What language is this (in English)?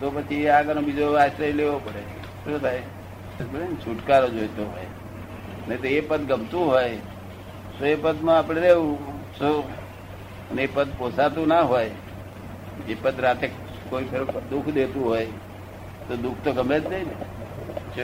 Gujarati